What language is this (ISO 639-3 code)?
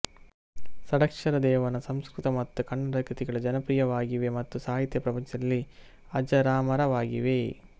kan